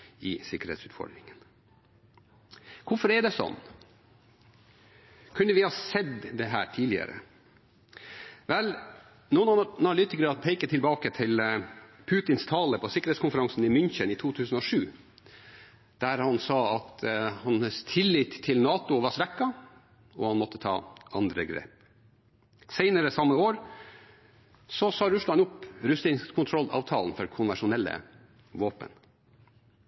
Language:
Norwegian Bokmål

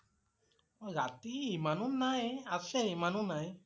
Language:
Assamese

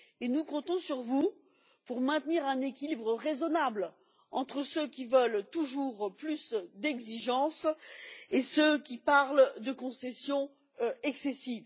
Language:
French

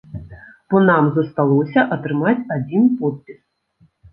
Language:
Belarusian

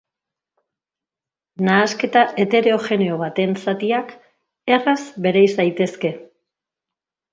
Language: Basque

